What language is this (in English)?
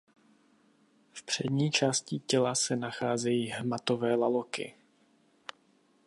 Czech